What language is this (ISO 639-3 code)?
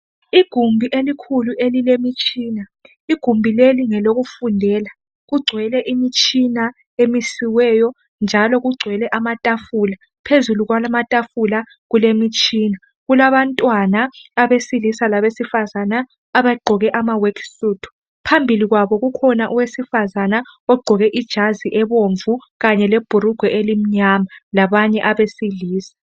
nde